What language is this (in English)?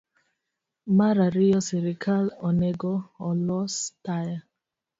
Luo (Kenya and Tanzania)